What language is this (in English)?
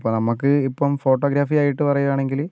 Malayalam